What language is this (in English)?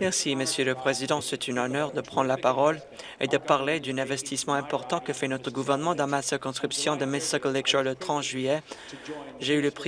French